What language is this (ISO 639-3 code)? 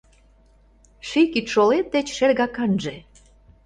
chm